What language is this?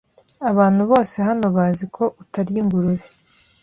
Kinyarwanda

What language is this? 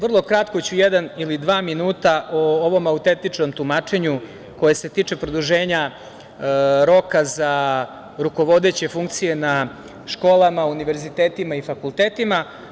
Serbian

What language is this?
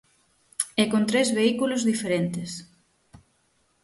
Galician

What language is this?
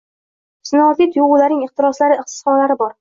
Uzbek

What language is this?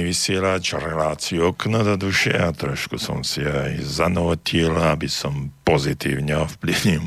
Slovak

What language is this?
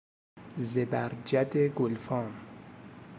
Persian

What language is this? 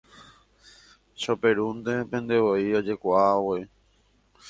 Guarani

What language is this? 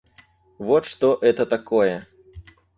Russian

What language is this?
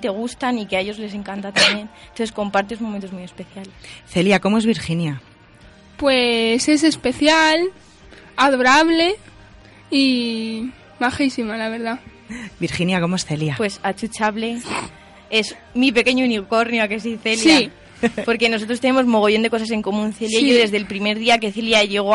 Spanish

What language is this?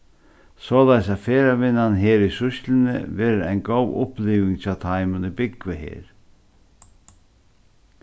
Faroese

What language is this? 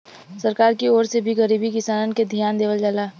Bhojpuri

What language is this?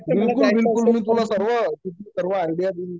Marathi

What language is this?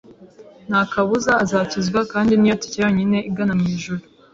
Kinyarwanda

